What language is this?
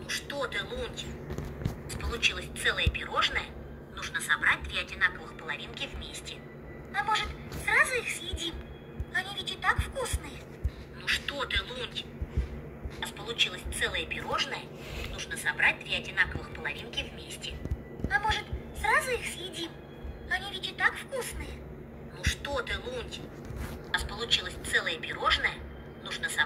Russian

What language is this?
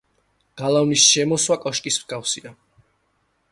Georgian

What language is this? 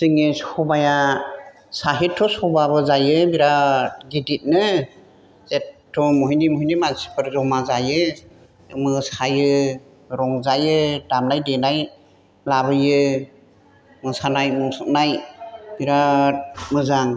Bodo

